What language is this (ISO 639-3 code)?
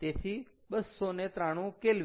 guj